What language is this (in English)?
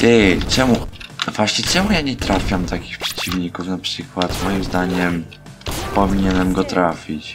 Polish